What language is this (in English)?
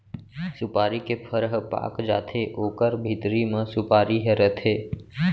Chhattisgarhi